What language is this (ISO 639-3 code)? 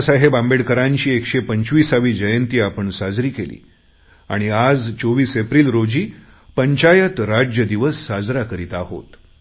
mar